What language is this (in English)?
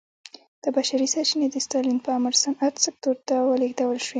Pashto